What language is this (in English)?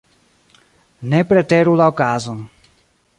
Esperanto